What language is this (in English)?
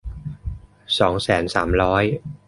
Thai